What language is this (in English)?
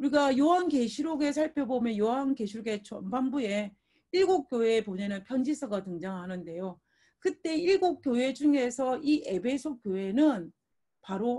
Korean